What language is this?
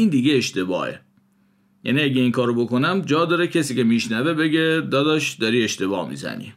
Persian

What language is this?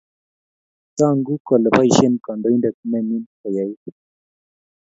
Kalenjin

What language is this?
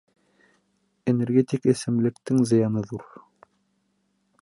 Bashkir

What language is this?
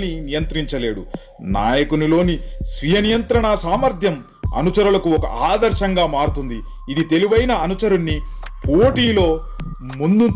Telugu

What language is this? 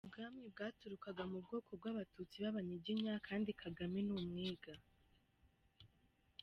Kinyarwanda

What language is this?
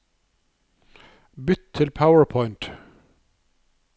Norwegian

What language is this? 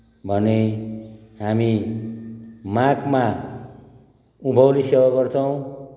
Nepali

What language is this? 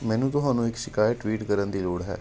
Punjabi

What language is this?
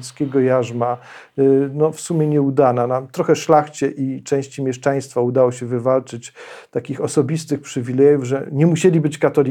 Polish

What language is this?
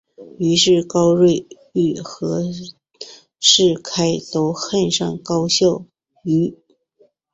Chinese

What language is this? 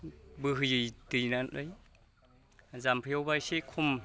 Bodo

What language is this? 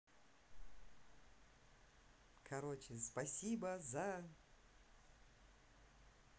Russian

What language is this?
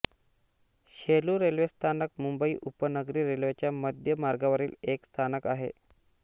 Marathi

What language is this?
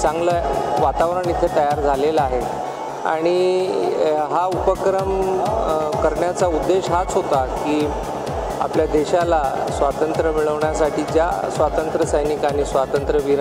Hindi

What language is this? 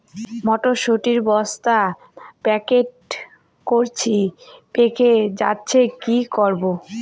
Bangla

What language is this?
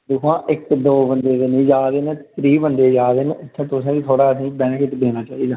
Dogri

